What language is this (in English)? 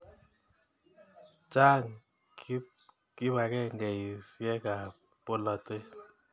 Kalenjin